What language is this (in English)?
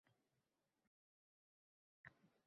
Uzbek